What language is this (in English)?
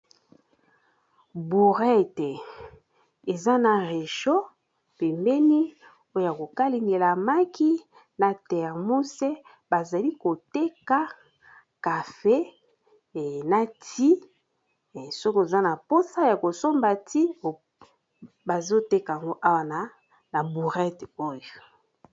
Lingala